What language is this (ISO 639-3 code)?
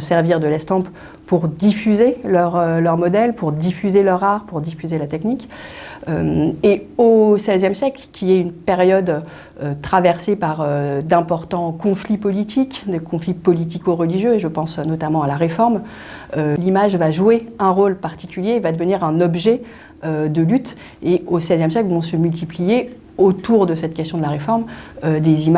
fra